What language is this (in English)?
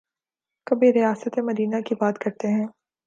Urdu